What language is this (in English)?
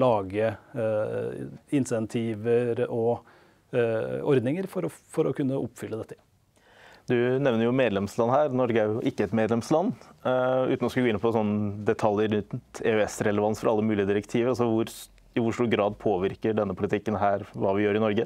Norwegian